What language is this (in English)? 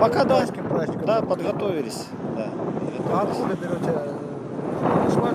Russian